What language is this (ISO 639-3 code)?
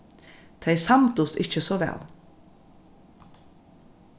fao